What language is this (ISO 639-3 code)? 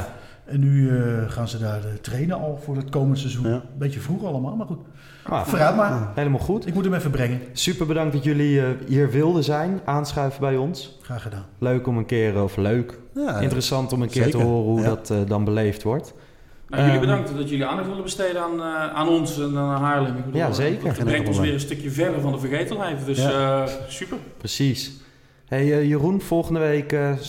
nld